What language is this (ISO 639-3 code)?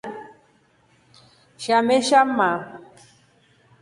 rof